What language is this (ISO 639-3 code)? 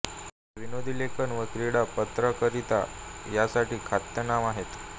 mar